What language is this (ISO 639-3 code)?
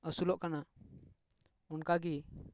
sat